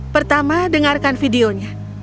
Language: Indonesian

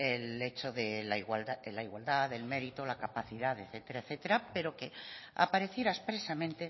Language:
Spanish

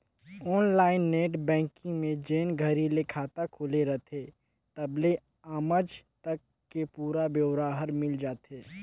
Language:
Chhattisgarhi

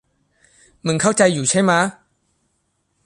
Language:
Thai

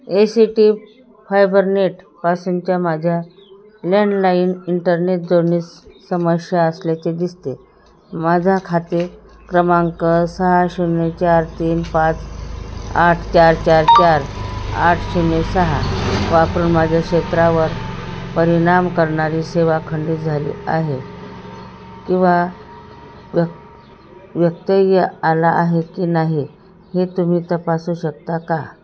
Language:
Marathi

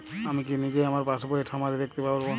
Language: Bangla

